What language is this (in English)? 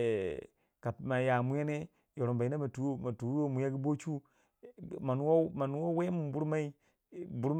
Waja